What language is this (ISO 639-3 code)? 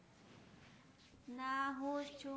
guj